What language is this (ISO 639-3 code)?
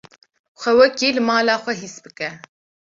kur